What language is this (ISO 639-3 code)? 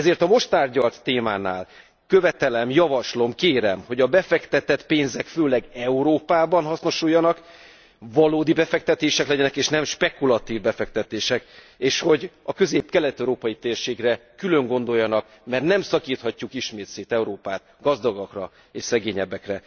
hun